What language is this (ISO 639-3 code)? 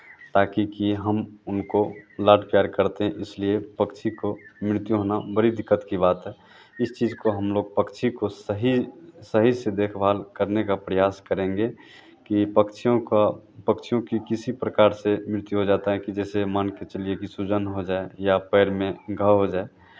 hin